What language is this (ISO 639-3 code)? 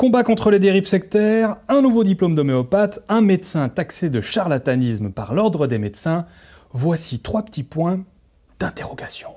fra